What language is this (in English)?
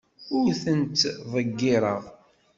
Kabyle